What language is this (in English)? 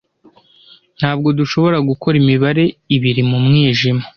Kinyarwanda